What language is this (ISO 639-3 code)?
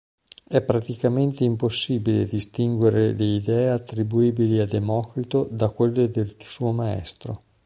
ita